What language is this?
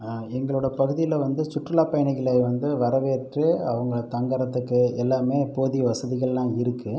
Tamil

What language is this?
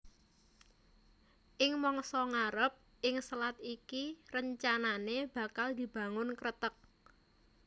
Javanese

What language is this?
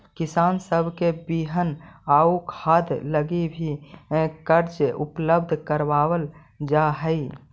Magahi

